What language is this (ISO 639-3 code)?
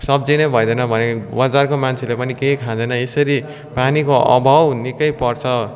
nep